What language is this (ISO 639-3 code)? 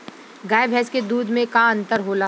bho